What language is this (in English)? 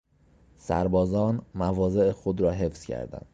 Persian